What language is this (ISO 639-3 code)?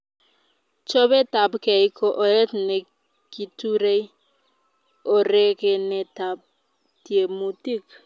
kln